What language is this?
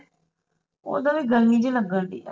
Punjabi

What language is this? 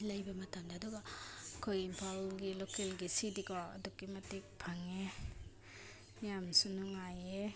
Manipuri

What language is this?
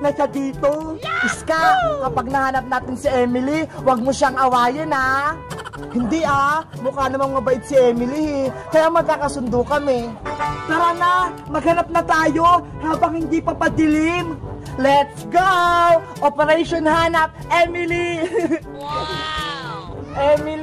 Filipino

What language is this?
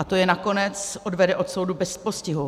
Czech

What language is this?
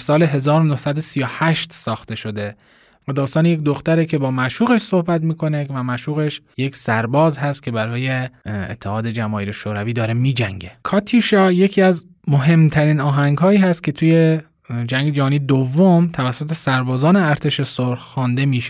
Persian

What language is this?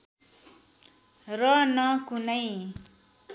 Nepali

